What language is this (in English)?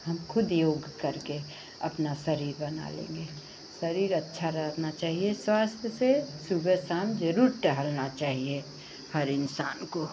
Hindi